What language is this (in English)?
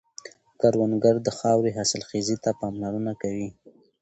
Pashto